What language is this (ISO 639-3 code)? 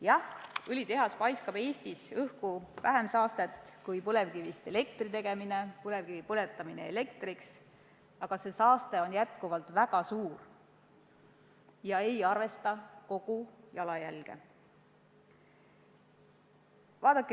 est